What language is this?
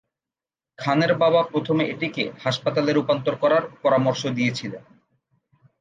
Bangla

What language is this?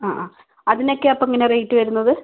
Malayalam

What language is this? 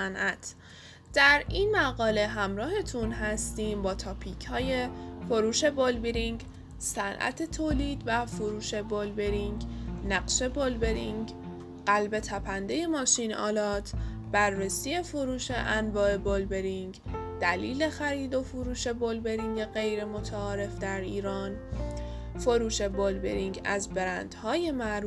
Persian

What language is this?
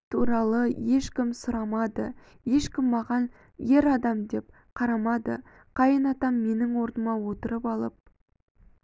Kazakh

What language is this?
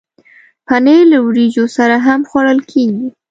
Pashto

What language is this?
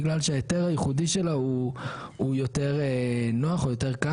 Hebrew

